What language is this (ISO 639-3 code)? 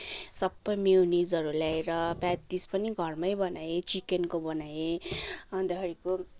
nep